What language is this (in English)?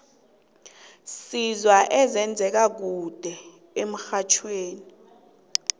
South Ndebele